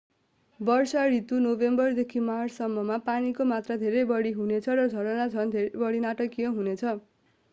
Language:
Nepali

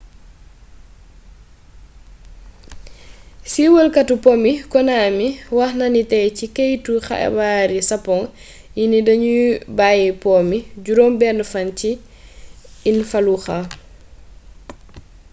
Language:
Wolof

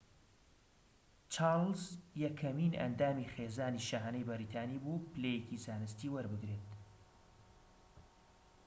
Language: Central Kurdish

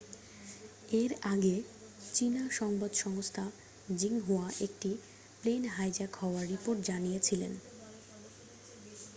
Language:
Bangla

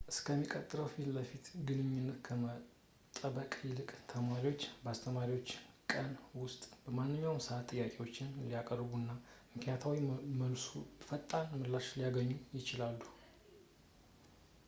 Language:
Amharic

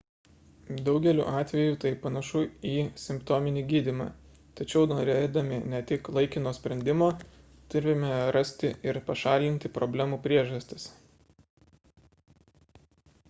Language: Lithuanian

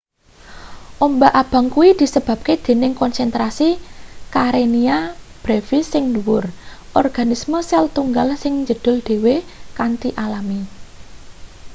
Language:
Javanese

